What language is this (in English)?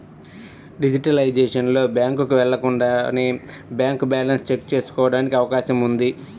Telugu